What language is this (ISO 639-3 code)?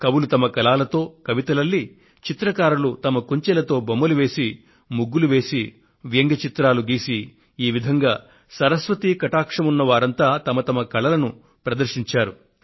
tel